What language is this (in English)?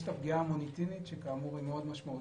Hebrew